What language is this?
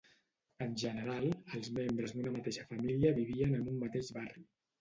Catalan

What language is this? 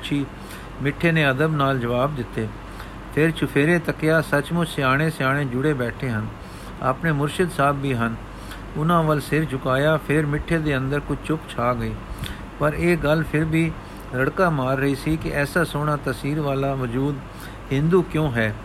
Punjabi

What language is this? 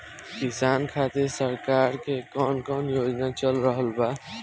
Bhojpuri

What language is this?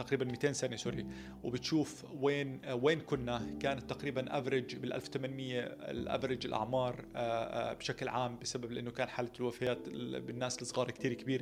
Arabic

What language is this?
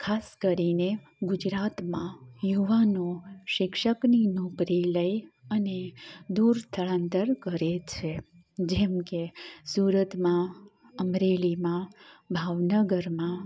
Gujarati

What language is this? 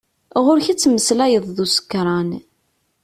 Kabyle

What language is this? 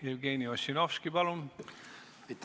Estonian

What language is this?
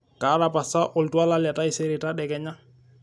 Masai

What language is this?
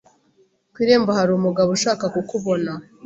Kinyarwanda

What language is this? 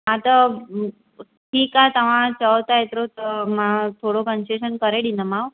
Sindhi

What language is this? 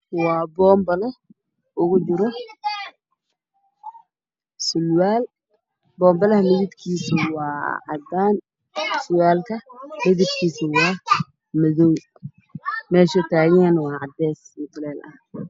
Somali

